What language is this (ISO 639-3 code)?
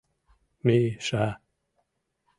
chm